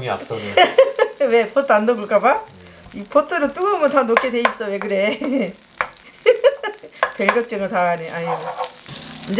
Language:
Korean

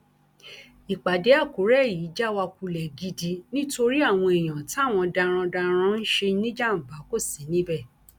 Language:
Yoruba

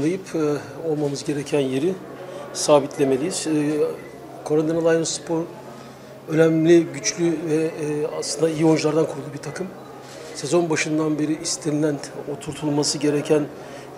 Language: Turkish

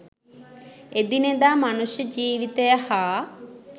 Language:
Sinhala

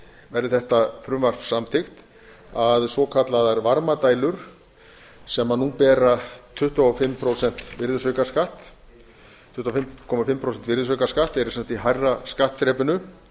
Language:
Icelandic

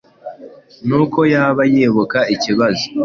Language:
Kinyarwanda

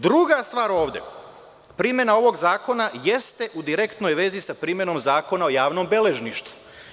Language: Serbian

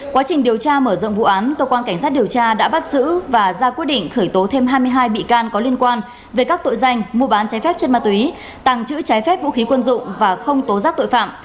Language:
Vietnamese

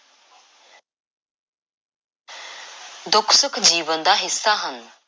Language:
Punjabi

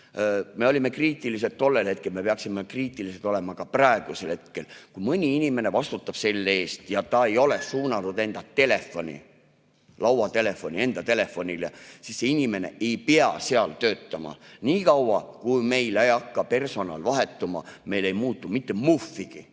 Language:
Estonian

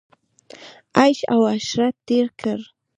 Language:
Pashto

